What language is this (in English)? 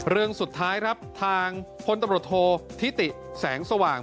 Thai